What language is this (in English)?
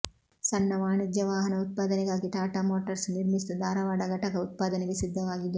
Kannada